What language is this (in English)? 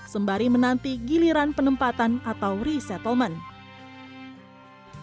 Indonesian